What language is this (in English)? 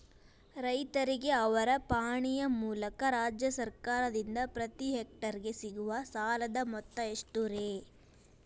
Kannada